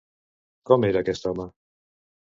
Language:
Catalan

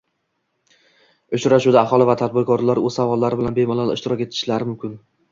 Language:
Uzbek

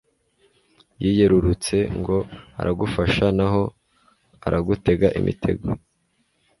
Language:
Kinyarwanda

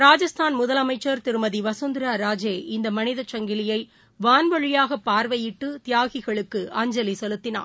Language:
Tamil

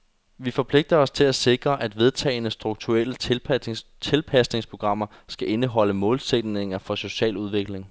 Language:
Danish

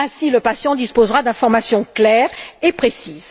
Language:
French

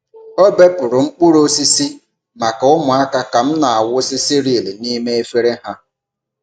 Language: Igbo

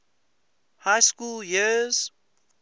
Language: English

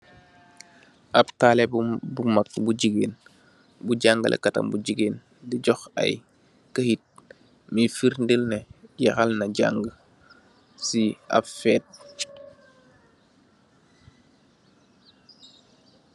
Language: Wolof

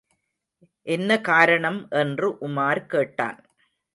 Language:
Tamil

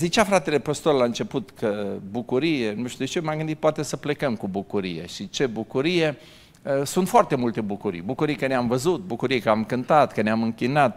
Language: Romanian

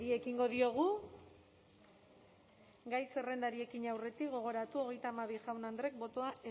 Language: Basque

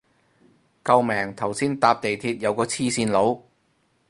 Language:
Cantonese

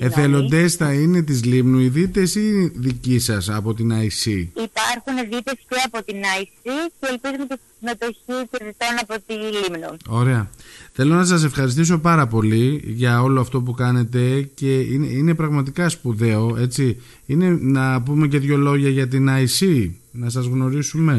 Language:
Greek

